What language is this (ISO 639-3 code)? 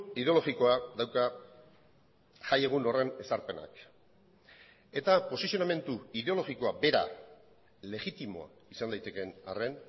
eus